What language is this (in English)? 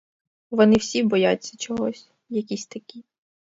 Ukrainian